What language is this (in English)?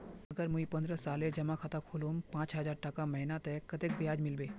Magahi